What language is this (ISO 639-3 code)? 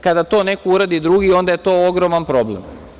srp